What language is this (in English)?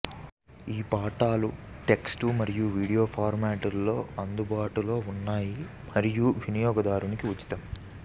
Telugu